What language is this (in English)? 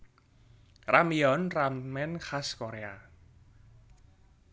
Javanese